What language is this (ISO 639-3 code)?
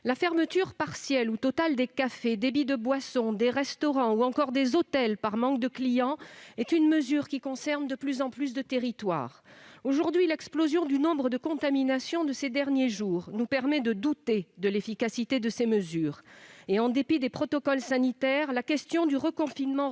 fra